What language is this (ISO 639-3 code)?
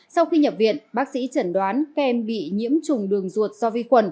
vie